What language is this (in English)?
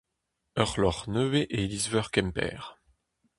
Breton